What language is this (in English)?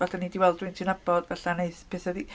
Welsh